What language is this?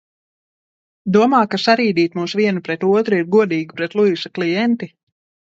Latvian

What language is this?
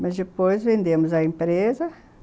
Portuguese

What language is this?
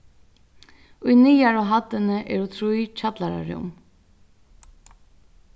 Faroese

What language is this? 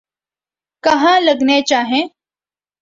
Urdu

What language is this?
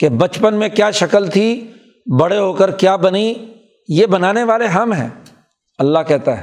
Urdu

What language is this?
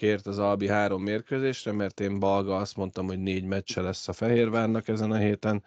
Hungarian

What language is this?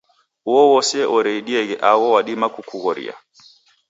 Taita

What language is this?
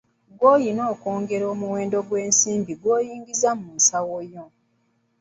Ganda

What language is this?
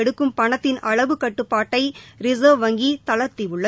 Tamil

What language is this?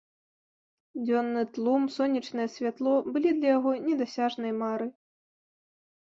Belarusian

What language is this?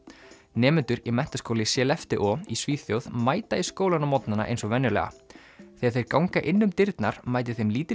Icelandic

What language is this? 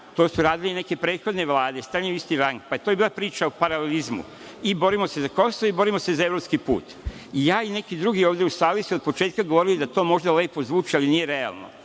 Serbian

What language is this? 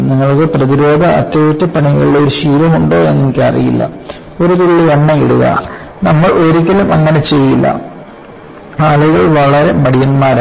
Malayalam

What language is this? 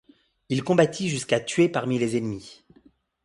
French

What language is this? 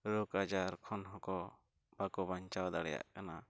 Santali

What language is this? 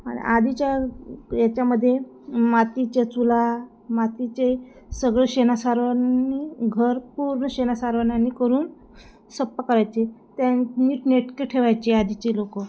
Marathi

